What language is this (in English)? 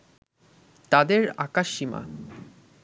Bangla